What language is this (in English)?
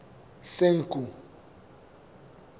Southern Sotho